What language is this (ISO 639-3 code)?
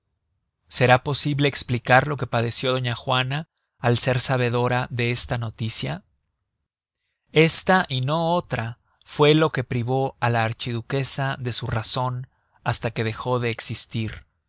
spa